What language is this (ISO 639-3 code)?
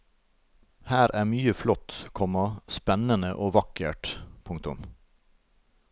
nor